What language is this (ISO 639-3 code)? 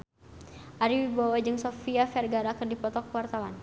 sun